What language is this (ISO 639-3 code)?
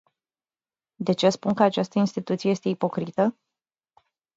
ron